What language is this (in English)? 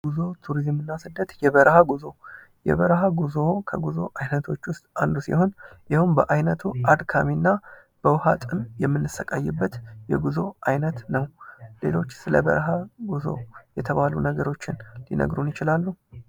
Amharic